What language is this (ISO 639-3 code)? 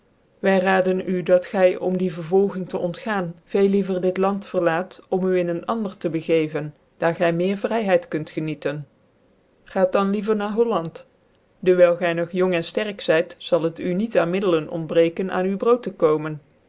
nld